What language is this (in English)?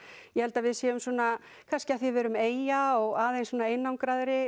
Icelandic